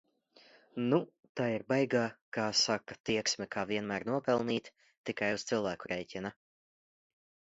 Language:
Latvian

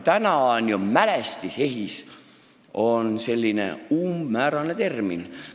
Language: Estonian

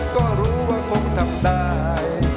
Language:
Thai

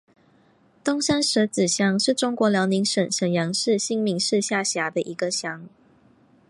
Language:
Chinese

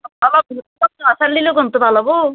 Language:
Assamese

